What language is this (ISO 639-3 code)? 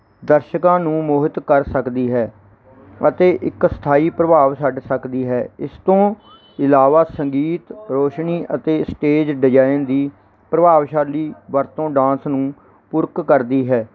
pan